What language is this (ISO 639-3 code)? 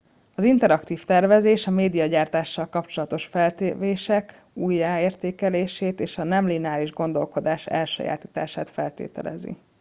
hun